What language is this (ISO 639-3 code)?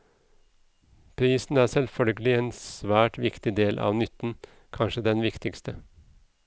nor